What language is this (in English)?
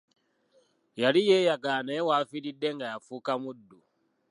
Ganda